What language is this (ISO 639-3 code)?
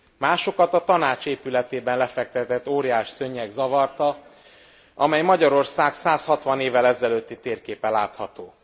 hun